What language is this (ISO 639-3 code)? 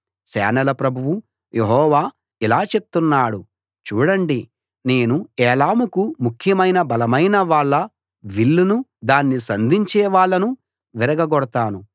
tel